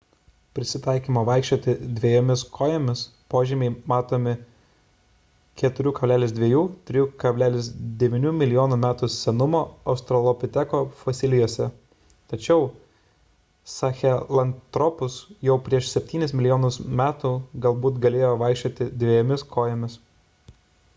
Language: Lithuanian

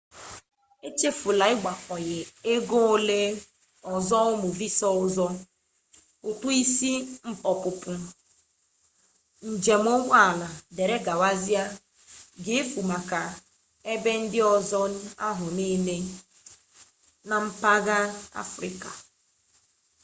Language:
Igbo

